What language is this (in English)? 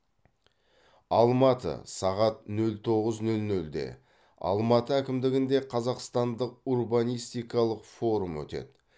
Kazakh